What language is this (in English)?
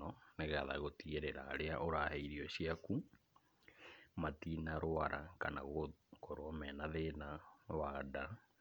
Kikuyu